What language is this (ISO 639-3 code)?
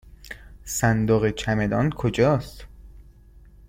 fas